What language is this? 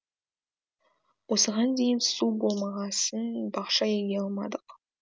Kazakh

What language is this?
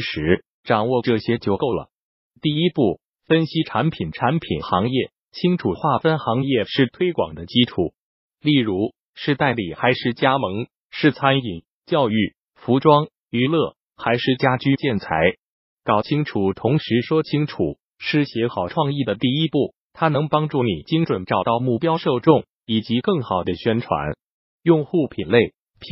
Chinese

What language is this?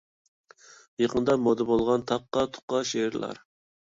Uyghur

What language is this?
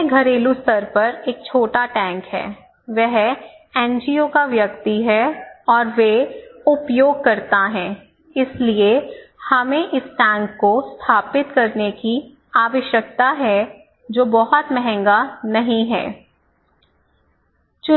Hindi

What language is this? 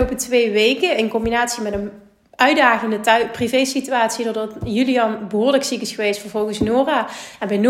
Dutch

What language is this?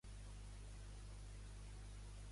Catalan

